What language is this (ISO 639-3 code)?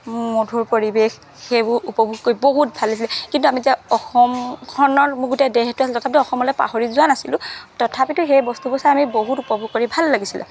asm